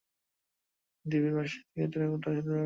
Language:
Bangla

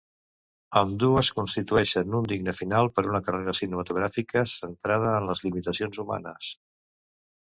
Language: Catalan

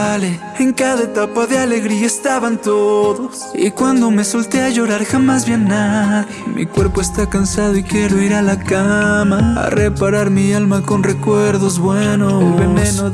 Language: Spanish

